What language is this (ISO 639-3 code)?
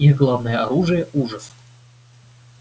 rus